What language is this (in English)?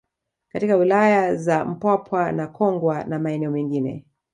Swahili